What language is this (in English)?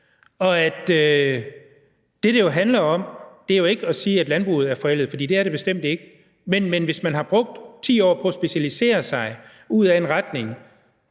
Danish